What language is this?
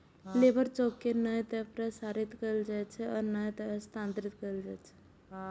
Maithili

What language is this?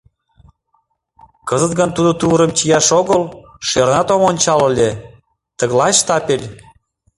Mari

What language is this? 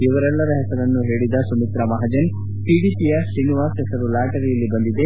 Kannada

